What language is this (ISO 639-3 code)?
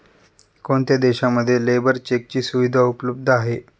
mar